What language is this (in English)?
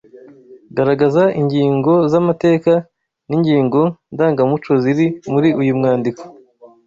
Kinyarwanda